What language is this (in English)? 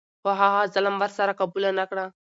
Pashto